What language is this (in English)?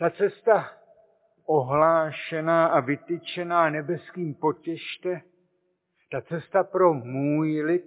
Czech